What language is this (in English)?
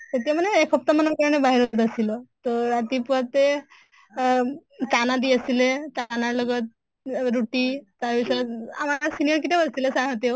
Assamese